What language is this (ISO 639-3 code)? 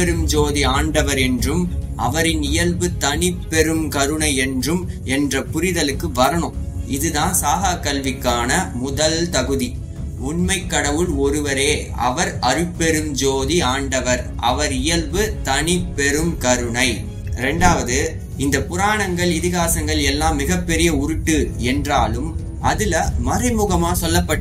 tam